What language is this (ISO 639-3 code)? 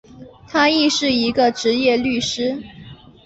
zho